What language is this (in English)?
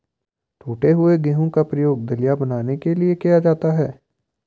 Hindi